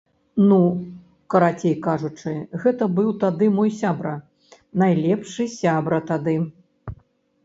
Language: Belarusian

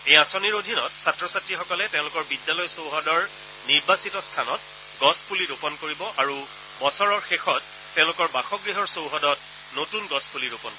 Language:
Assamese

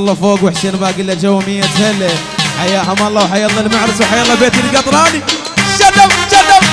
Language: Arabic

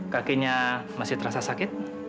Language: Indonesian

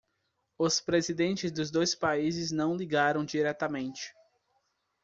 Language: Portuguese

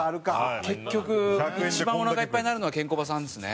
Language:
Japanese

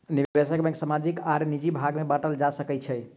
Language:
Maithili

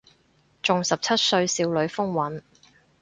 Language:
Cantonese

